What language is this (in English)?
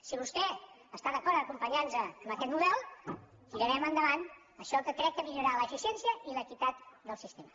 Catalan